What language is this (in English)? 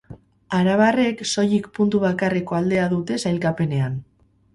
Basque